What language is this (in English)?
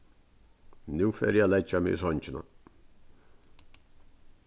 Faroese